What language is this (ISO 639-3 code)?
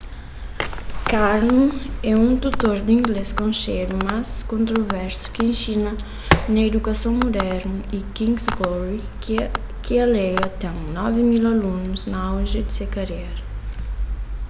kea